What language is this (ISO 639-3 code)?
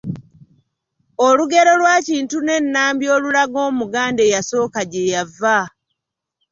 lug